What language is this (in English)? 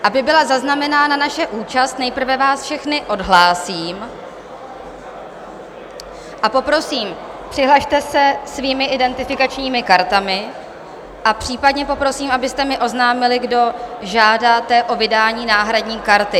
Czech